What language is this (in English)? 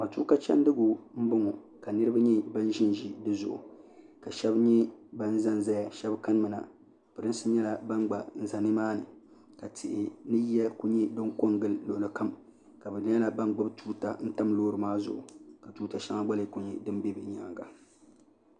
Dagbani